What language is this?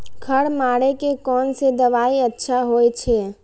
Maithili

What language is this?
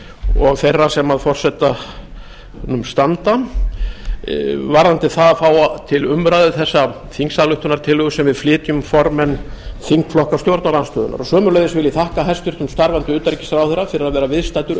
Icelandic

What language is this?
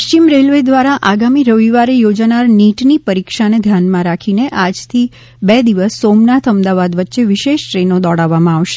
Gujarati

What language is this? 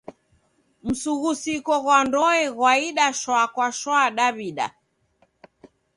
Taita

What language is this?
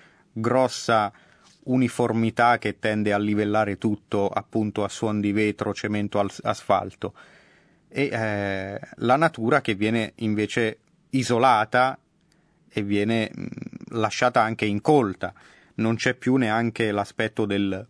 Italian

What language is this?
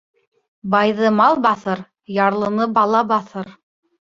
Bashkir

